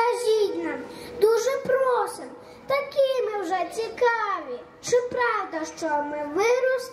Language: Ukrainian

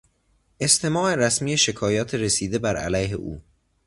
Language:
Persian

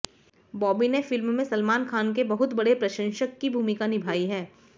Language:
Hindi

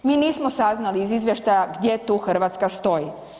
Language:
Croatian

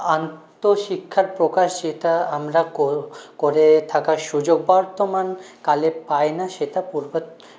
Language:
Bangla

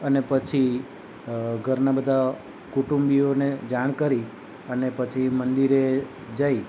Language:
Gujarati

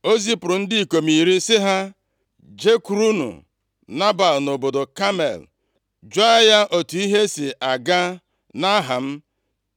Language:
Igbo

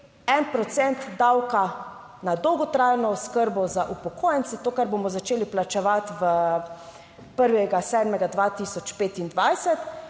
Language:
Slovenian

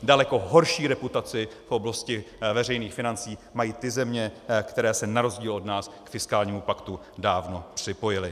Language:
Czech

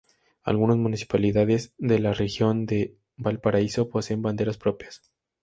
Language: Spanish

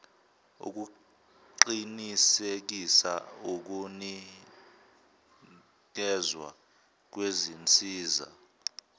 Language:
Zulu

